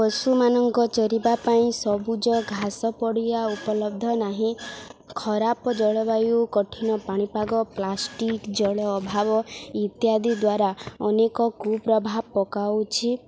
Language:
Odia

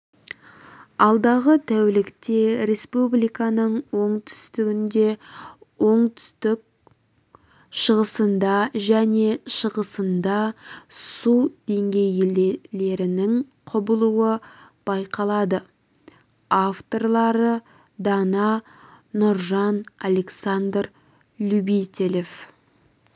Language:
Kazakh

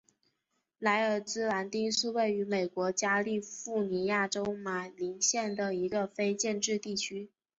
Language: Chinese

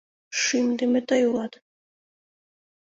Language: Mari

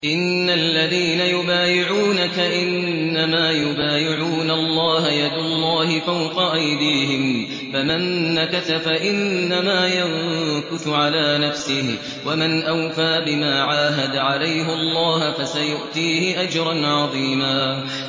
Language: Arabic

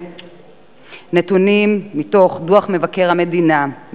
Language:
Hebrew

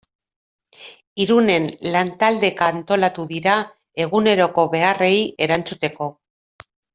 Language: Basque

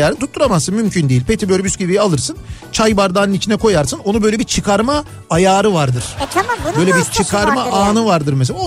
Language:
Turkish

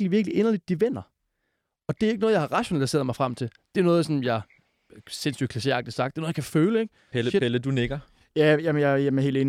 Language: Danish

